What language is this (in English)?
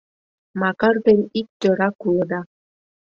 Mari